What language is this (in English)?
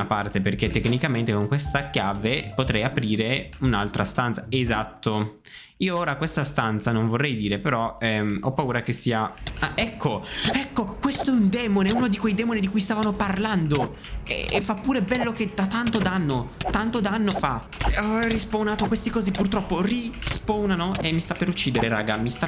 Italian